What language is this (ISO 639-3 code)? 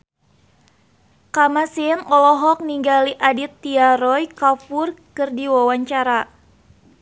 sun